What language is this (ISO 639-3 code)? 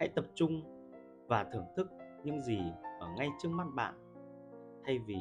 vie